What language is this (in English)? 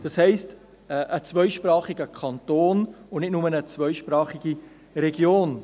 Swiss German